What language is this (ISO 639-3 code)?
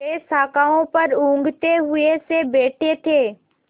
hin